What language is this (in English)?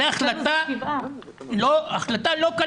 Hebrew